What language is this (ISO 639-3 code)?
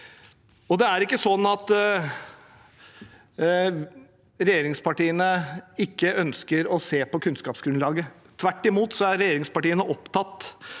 nor